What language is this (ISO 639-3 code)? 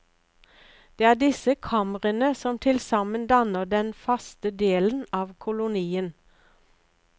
nor